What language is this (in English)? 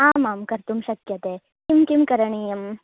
Sanskrit